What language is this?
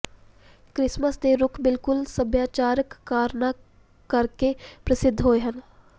Punjabi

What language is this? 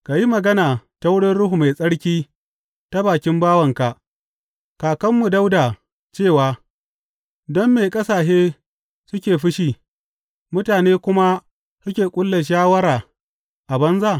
Hausa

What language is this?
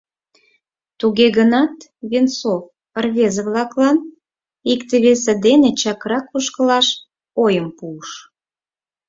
Mari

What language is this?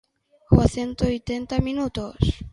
Galician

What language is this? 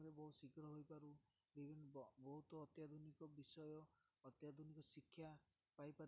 Odia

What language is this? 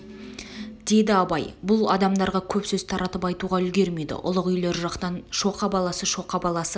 Kazakh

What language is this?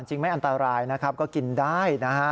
Thai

